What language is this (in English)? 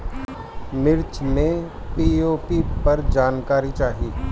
Bhojpuri